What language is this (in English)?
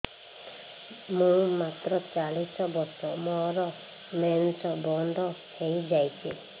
Odia